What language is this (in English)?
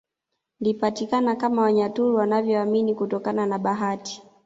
Swahili